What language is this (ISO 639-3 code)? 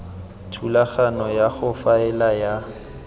tsn